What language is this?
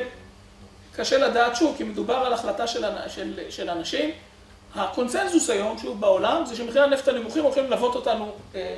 Hebrew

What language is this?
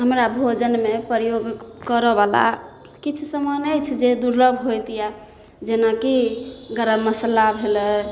Maithili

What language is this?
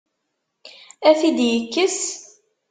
Kabyle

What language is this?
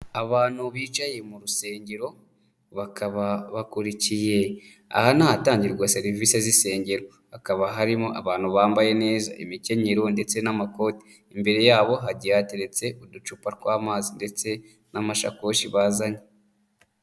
Kinyarwanda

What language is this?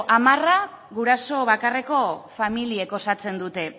Basque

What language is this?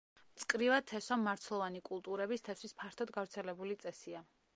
Georgian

